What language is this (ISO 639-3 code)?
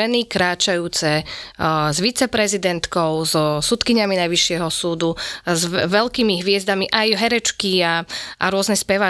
slk